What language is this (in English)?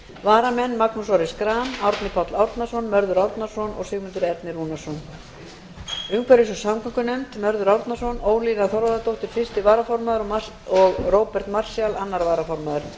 Icelandic